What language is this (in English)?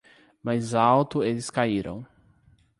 Portuguese